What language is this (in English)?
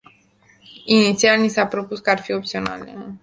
Romanian